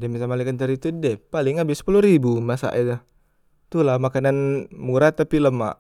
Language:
Musi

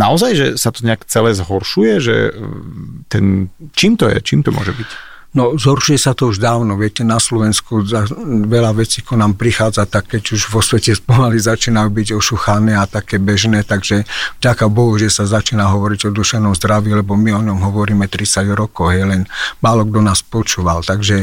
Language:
Slovak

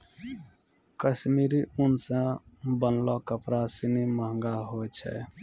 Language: Maithili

